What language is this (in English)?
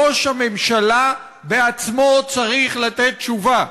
Hebrew